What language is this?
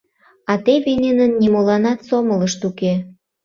Mari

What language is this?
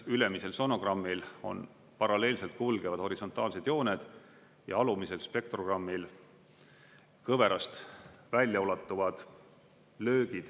Estonian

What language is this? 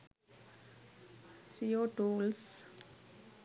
Sinhala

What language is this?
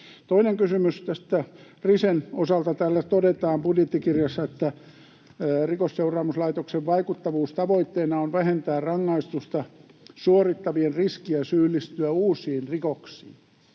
Finnish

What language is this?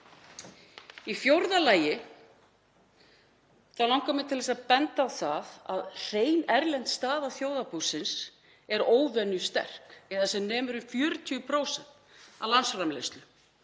Icelandic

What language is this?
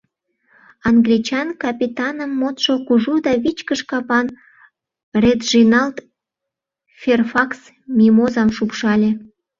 Mari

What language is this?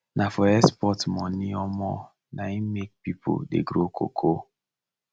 Nigerian Pidgin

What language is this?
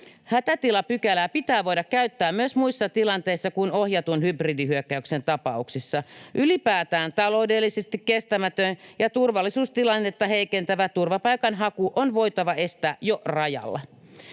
Finnish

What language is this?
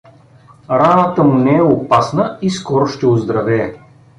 Bulgarian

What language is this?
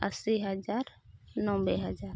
Santali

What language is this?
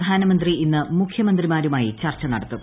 Malayalam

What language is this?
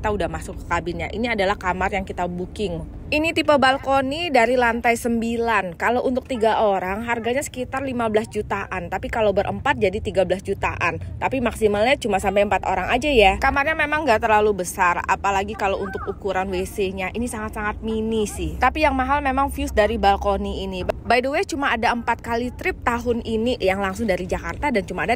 Indonesian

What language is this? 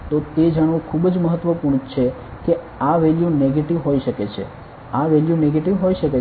Gujarati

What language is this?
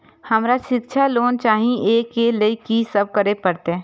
Maithili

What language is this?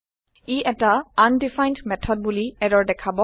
Assamese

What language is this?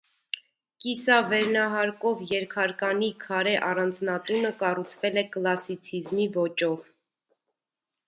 Armenian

